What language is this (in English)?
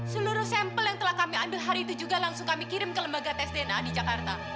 Indonesian